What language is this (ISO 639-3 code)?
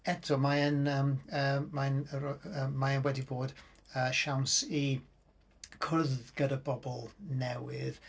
cym